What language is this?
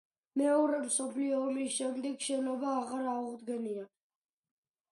Georgian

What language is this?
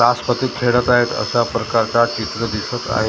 Marathi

